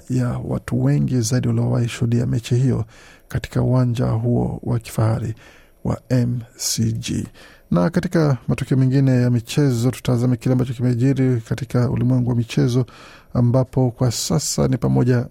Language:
Swahili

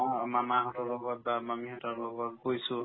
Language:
Assamese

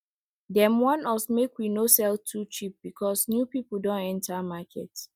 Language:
Nigerian Pidgin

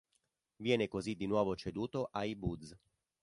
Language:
Italian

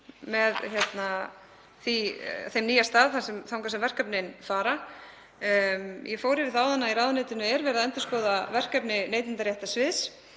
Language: Icelandic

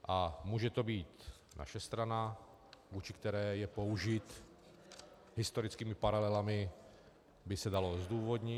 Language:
Czech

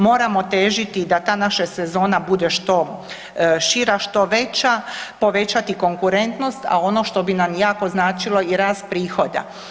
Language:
Croatian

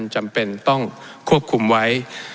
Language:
Thai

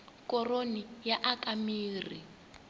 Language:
Tsonga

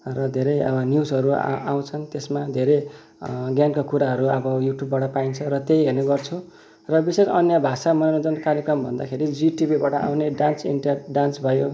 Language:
Nepali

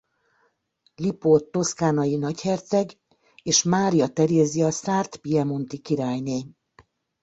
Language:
Hungarian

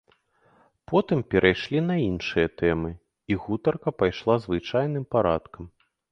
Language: Belarusian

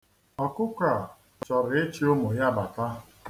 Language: Igbo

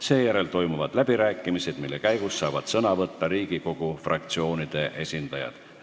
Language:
Estonian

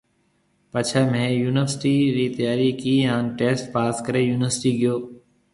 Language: Marwari (Pakistan)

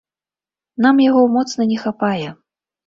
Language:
Belarusian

